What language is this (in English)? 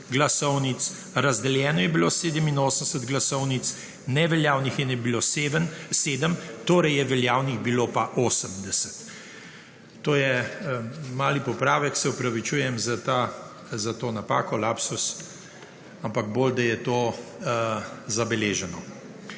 Slovenian